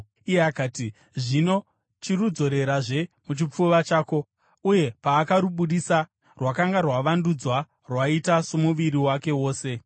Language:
Shona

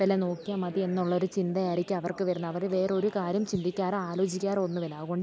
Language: Malayalam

